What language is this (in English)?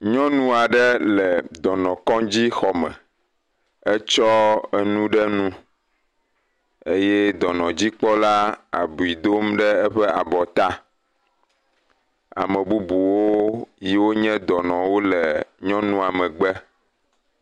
Ewe